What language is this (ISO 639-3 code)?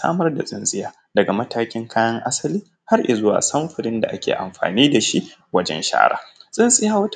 hau